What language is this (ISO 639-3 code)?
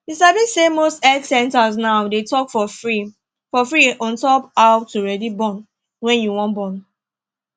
pcm